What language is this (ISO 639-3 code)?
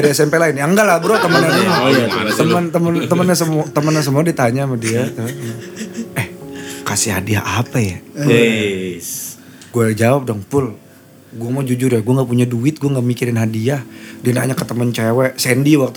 ind